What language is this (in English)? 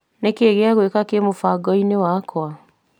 Kikuyu